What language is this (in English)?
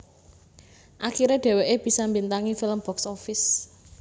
Javanese